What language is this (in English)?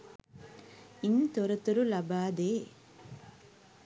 Sinhala